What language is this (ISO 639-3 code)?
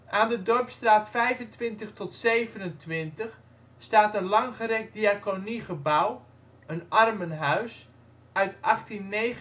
nld